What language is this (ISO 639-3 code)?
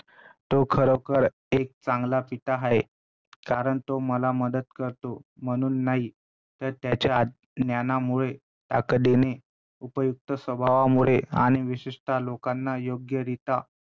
mar